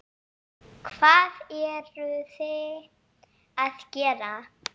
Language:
Icelandic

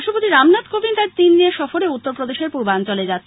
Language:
Bangla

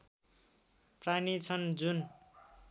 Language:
Nepali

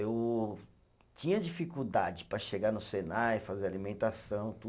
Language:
Portuguese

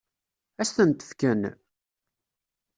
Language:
Kabyle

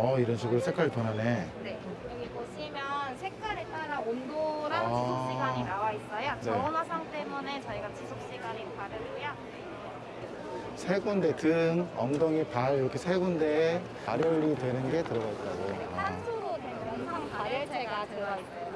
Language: Korean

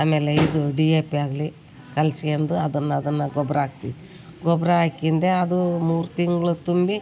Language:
Kannada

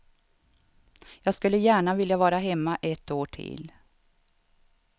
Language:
Swedish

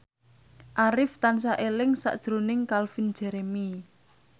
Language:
Javanese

